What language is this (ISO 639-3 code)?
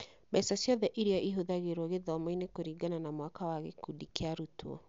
kik